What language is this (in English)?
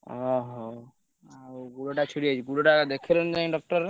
Odia